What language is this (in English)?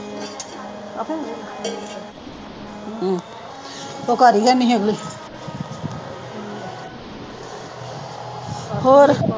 Punjabi